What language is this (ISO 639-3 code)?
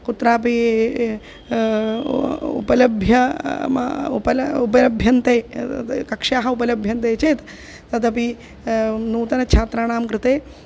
san